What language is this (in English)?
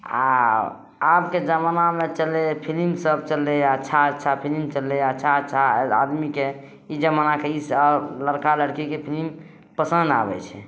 Maithili